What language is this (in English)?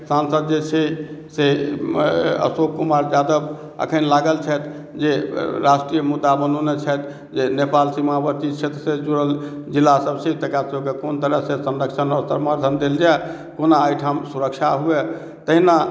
Maithili